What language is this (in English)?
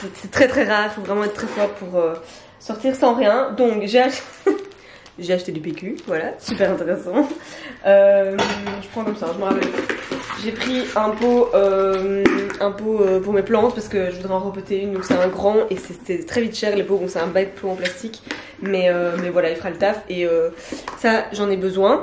French